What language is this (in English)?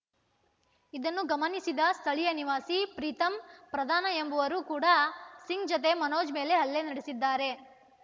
Kannada